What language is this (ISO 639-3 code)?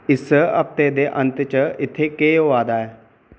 doi